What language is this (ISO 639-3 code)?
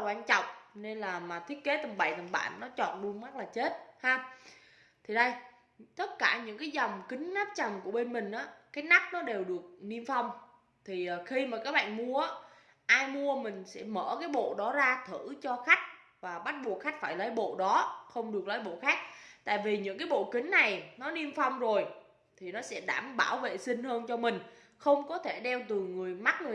vie